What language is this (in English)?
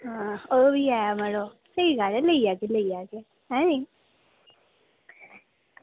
Dogri